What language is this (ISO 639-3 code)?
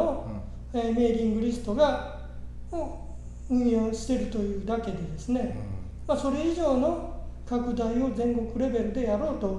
jpn